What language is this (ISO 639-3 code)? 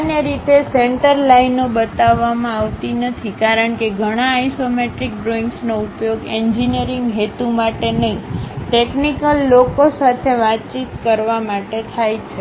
guj